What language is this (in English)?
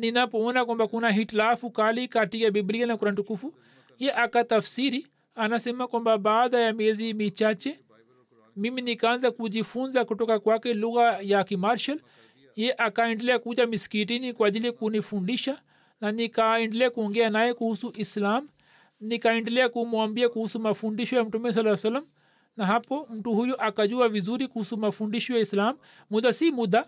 Swahili